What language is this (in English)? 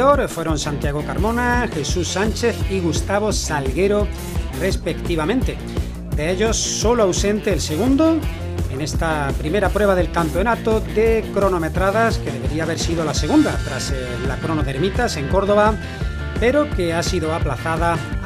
Spanish